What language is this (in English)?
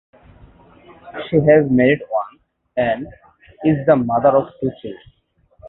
English